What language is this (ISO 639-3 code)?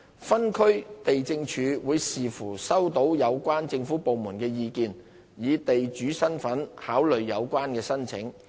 yue